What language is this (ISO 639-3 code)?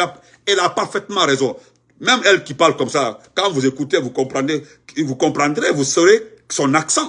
fra